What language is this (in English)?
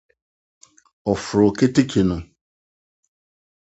Akan